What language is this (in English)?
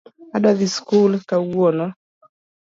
Luo (Kenya and Tanzania)